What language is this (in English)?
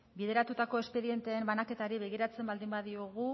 Basque